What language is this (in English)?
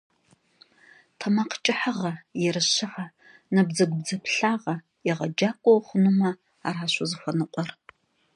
Kabardian